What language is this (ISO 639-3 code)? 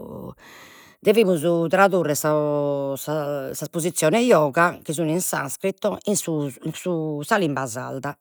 srd